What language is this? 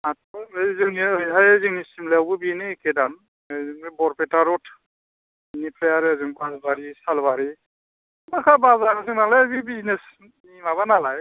Bodo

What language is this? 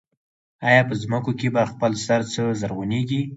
Pashto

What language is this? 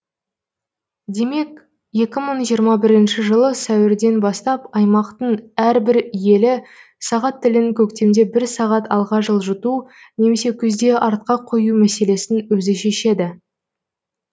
Kazakh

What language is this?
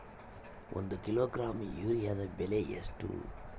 Kannada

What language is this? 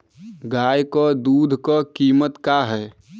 Bhojpuri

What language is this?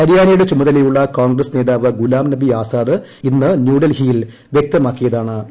Malayalam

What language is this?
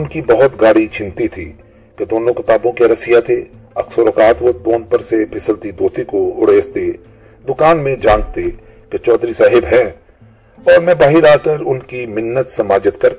Urdu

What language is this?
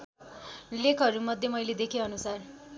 Nepali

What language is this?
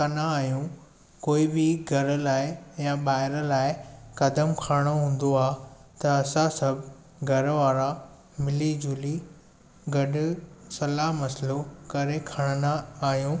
Sindhi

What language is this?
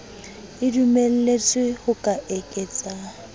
Southern Sotho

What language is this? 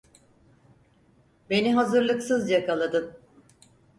Turkish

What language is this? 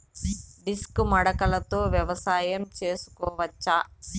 Telugu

